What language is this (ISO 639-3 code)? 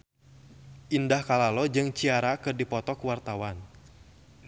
sun